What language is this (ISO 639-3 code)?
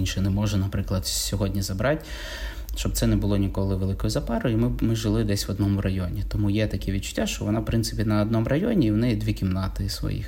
ukr